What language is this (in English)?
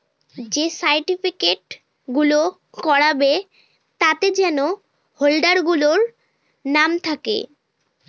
Bangla